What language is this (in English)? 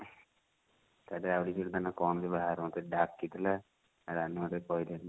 Odia